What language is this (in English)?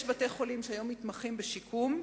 Hebrew